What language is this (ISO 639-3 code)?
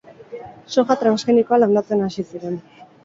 eus